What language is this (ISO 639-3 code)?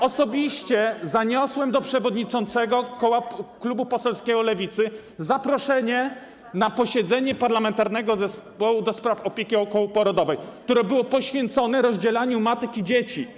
pol